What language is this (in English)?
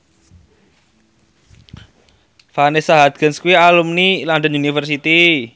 Javanese